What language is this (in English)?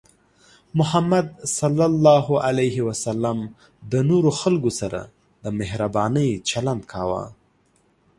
Pashto